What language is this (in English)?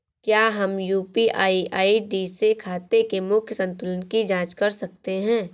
Hindi